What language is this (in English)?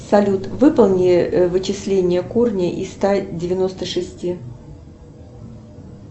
Russian